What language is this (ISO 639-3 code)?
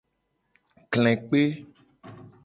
gej